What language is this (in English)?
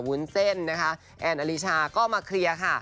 Thai